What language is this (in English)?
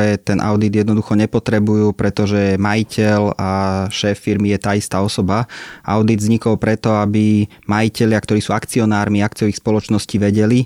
Slovak